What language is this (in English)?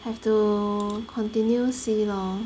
English